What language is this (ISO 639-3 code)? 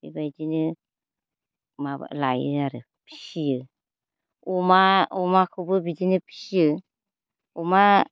brx